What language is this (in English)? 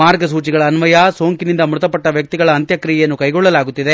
Kannada